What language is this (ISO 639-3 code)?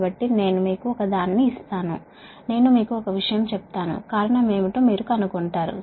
tel